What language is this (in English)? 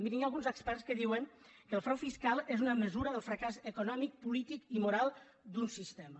Catalan